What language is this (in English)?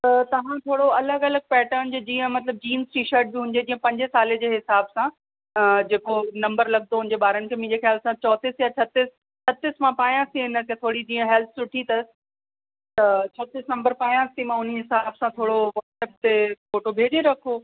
Sindhi